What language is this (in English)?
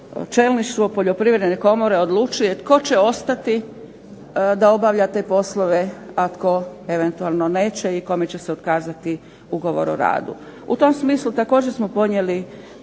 Croatian